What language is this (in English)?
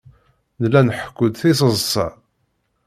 Kabyle